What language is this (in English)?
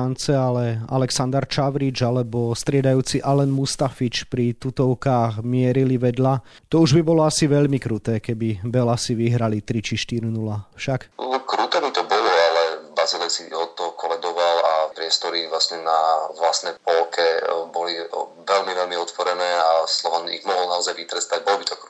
Slovak